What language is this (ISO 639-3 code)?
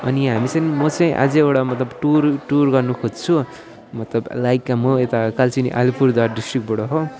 nep